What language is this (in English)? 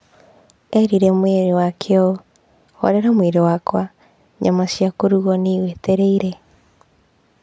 Kikuyu